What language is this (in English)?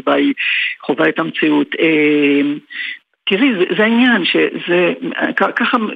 Hebrew